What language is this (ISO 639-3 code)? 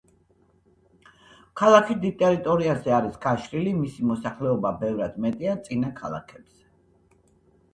kat